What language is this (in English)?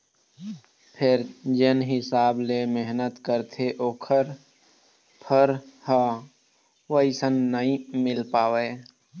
Chhattisgarhi